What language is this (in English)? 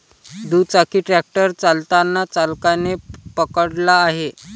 Marathi